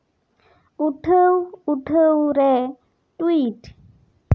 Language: Santali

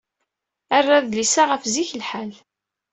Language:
Kabyle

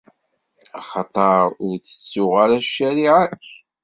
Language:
Kabyle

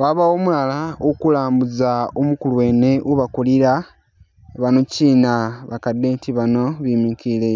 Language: Masaaba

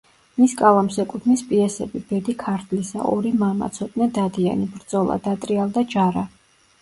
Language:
Georgian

